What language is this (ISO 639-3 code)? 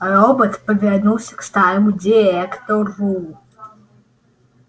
rus